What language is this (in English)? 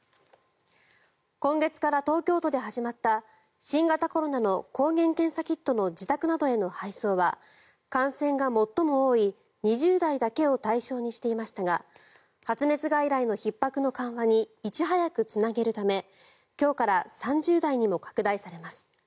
Japanese